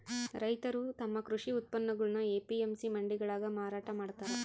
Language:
Kannada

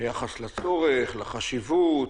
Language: Hebrew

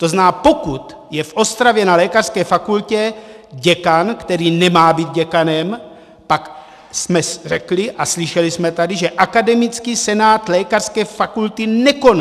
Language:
Czech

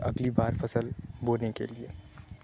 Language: Urdu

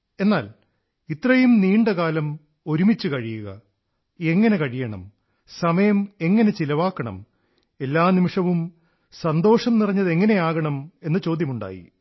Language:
Malayalam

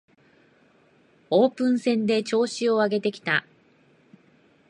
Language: Japanese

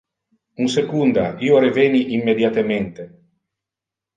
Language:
Interlingua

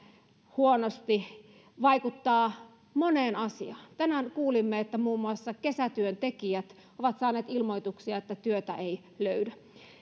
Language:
Finnish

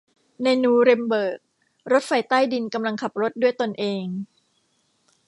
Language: Thai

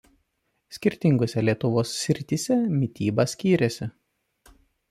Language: Lithuanian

